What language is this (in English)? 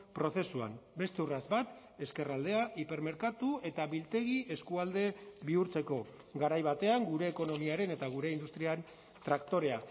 Basque